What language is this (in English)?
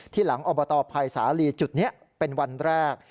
Thai